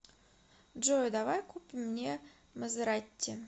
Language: Russian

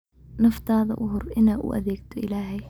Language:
Somali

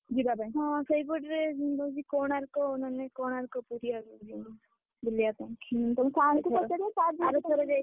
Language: Odia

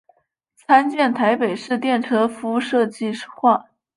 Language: Chinese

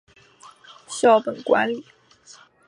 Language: Chinese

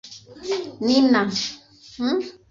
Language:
Kinyarwanda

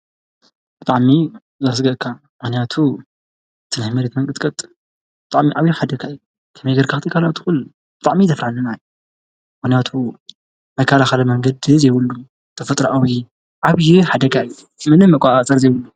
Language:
Tigrinya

